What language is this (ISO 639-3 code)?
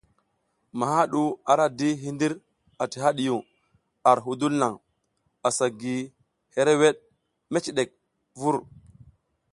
giz